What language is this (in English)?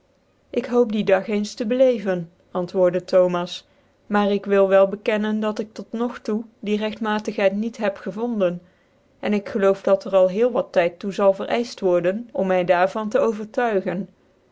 Dutch